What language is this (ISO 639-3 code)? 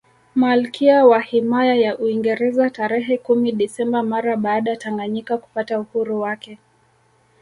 swa